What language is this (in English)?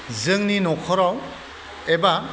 Bodo